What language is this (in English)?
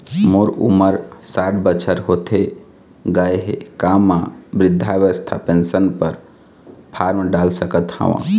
Chhattisgarhi